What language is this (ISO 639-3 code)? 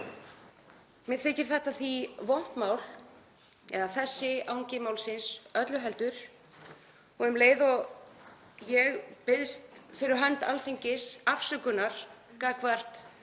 isl